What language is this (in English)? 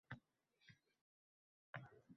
Uzbek